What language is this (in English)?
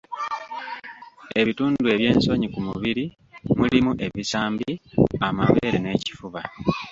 Ganda